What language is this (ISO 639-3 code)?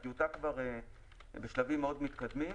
heb